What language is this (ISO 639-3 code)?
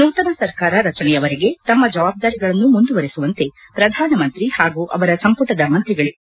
kan